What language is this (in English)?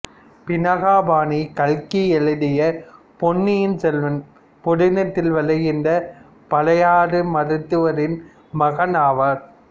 Tamil